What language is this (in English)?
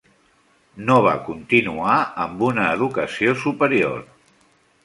Catalan